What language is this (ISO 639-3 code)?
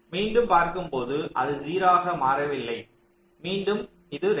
tam